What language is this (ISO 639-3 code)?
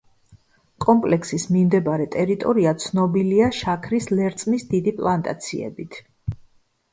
kat